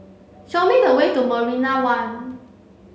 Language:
English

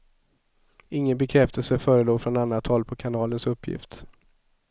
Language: Swedish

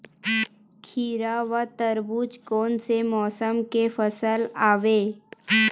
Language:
Chhattisgarhi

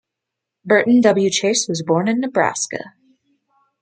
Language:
English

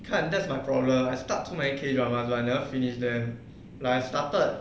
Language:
English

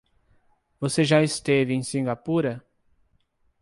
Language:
Portuguese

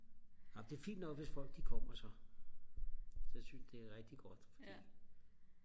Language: Danish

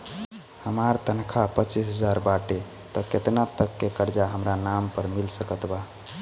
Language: Bhojpuri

